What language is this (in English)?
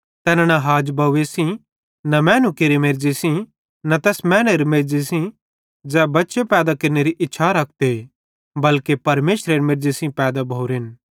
Bhadrawahi